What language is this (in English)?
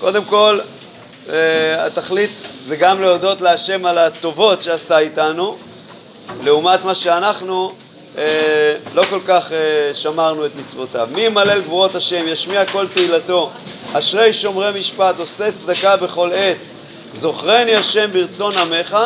Hebrew